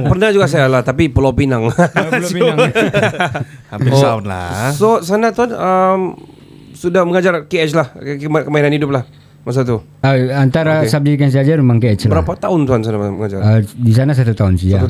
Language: Malay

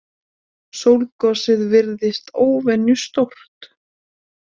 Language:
Icelandic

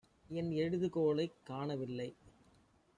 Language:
Tamil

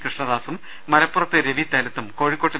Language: Malayalam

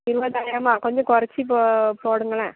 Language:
Tamil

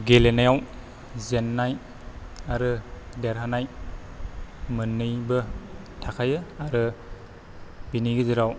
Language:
Bodo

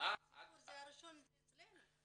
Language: Hebrew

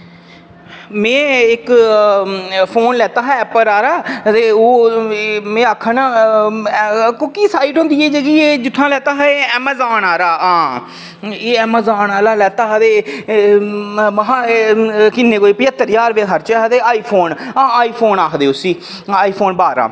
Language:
Dogri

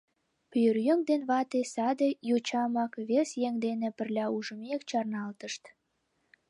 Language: Mari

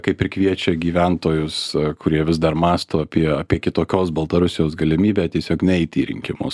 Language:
Lithuanian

